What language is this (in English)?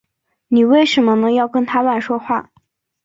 Chinese